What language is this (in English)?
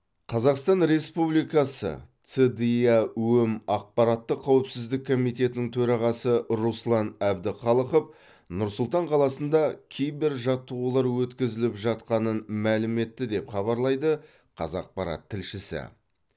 Kazakh